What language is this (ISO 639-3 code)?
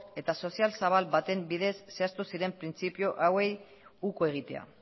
eus